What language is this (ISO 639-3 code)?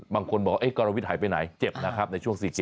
tha